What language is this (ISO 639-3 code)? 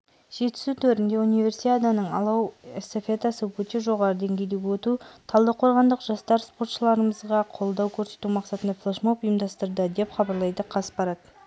kaz